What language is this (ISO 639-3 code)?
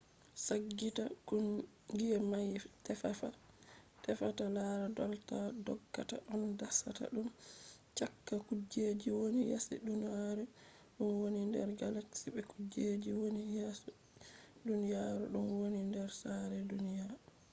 ful